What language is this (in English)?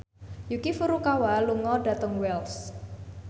Javanese